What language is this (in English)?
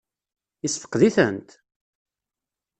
Kabyle